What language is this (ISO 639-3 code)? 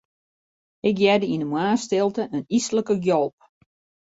fry